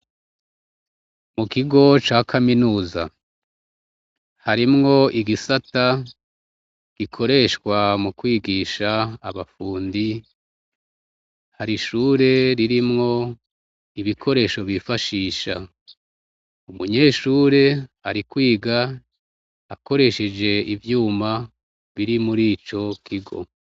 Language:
Rundi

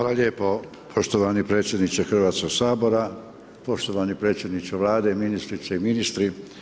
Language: Croatian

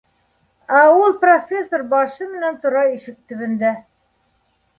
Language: Bashkir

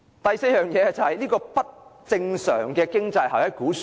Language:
Cantonese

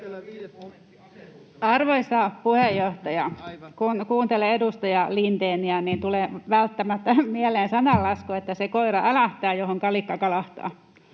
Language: Finnish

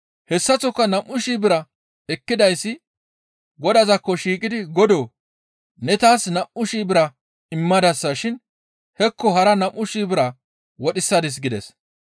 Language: Gamo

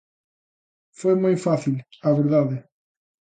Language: Galician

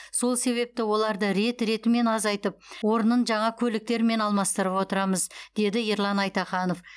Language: Kazakh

